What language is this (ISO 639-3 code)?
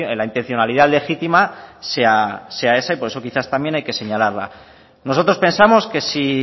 spa